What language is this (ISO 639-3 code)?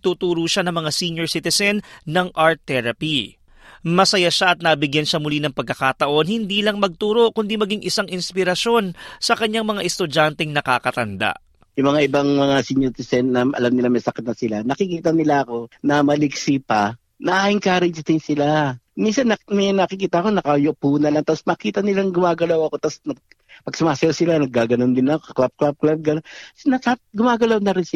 fil